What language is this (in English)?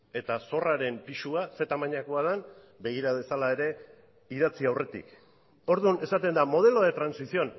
Basque